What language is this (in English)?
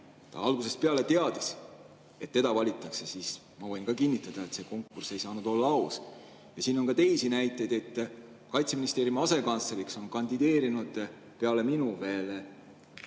Estonian